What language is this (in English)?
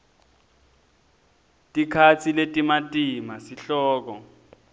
Swati